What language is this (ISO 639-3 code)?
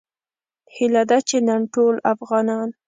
pus